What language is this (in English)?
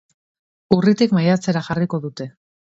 Basque